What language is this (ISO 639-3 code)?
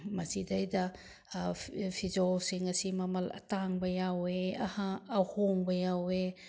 mni